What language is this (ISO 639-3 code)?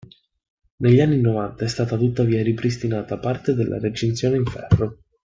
ita